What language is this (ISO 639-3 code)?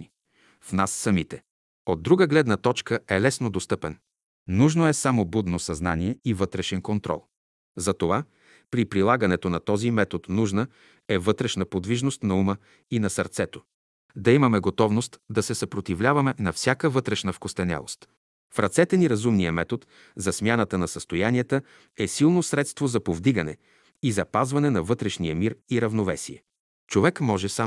bul